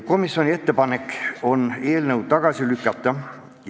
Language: Estonian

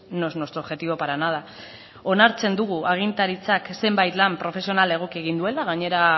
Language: Basque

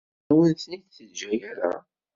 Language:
Kabyle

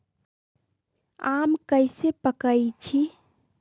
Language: Magahi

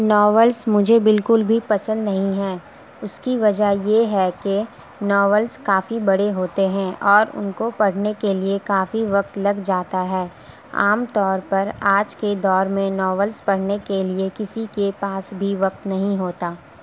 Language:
Urdu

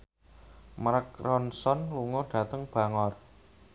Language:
Javanese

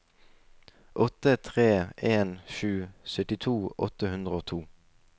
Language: Norwegian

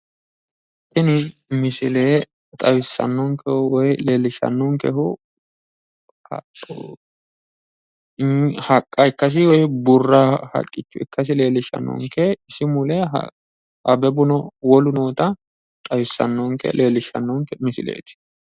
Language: Sidamo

